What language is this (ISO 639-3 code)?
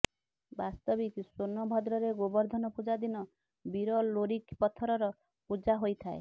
ori